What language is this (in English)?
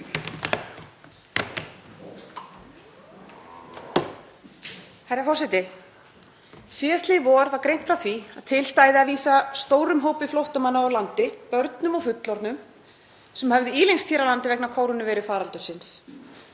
Icelandic